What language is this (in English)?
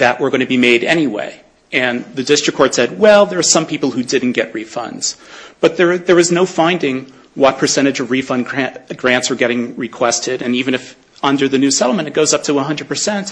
English